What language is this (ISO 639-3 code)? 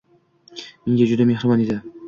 uzb